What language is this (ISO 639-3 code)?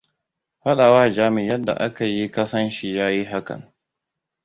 hau